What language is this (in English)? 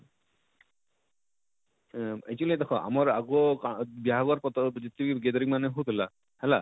Odia